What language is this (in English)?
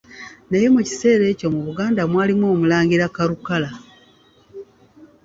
Ganda